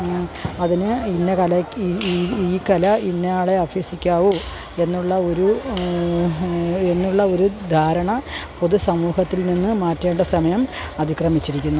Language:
Malayalam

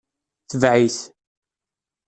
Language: Kabyle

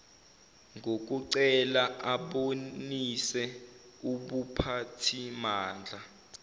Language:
Zulu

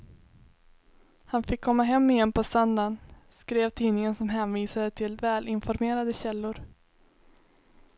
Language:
Swedish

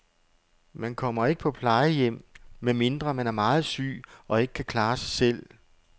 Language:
Danish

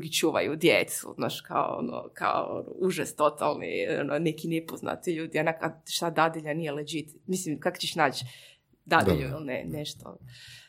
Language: Croatian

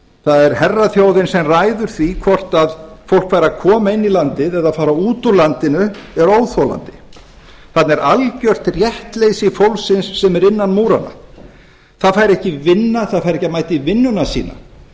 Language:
Icelandic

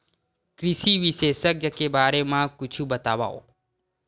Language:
Chhattisgarhi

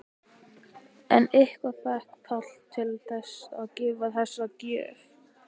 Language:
Icelandic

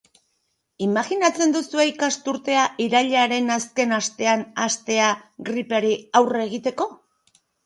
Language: Basque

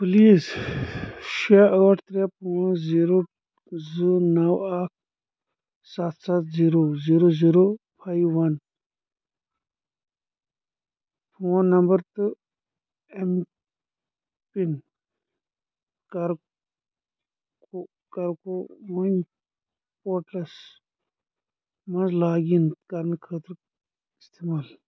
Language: Kashmiri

